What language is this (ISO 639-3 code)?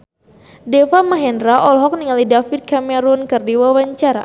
sun